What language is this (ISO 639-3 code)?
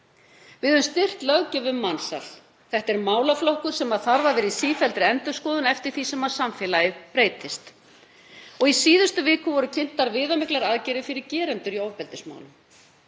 isl